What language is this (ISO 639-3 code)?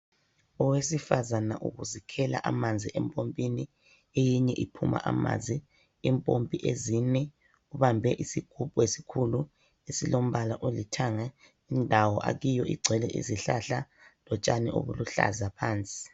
nde